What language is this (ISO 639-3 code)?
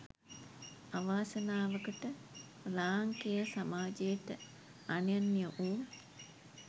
sin